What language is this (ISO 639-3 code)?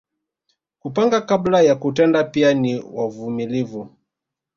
swa